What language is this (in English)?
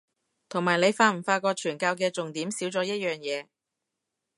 Cantonese